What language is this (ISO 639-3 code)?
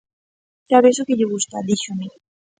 glg